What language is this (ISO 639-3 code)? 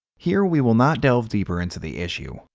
eng